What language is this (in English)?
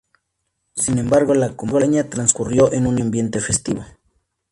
Spanish